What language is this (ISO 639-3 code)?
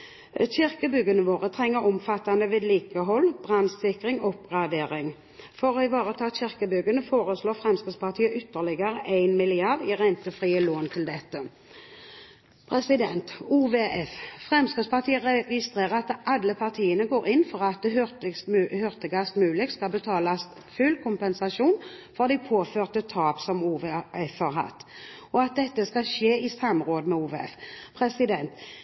nob